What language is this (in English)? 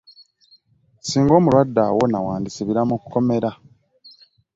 Ganda